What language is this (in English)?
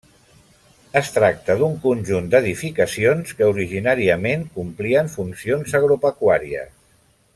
Catalan